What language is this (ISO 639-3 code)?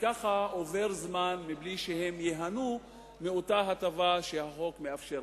heb